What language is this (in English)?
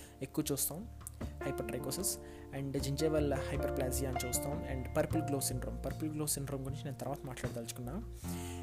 Telugu